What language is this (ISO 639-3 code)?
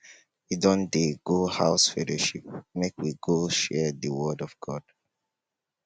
pcm